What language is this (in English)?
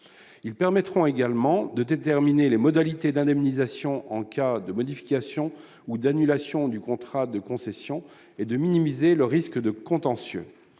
French